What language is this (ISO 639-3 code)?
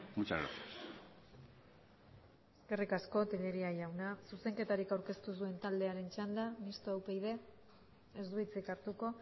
eus